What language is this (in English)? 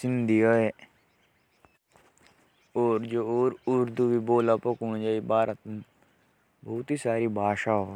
Jaunsari